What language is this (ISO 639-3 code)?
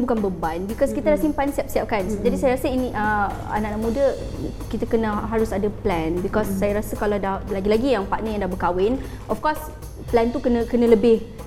msa